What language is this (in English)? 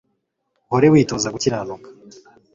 Kinyarwanda